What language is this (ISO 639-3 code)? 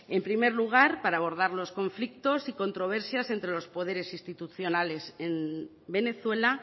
spa